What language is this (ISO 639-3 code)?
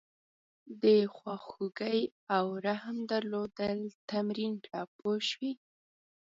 pus